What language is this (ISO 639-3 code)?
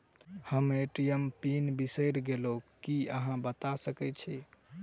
mai